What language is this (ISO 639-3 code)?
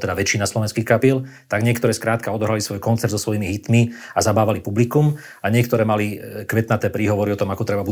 slk